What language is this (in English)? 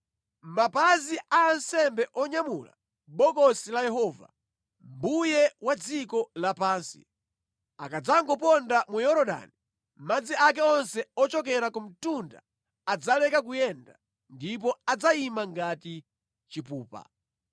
Nyanja